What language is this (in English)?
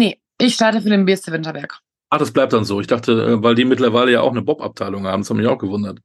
German